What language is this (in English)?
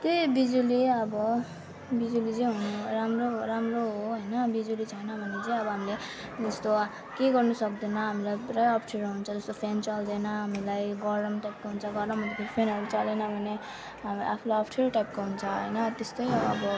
Nepali